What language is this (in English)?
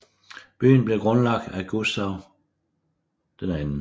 Danish